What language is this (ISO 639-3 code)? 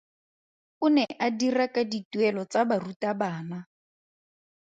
tsn